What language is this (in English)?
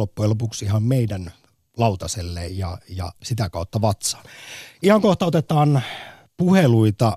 Finnish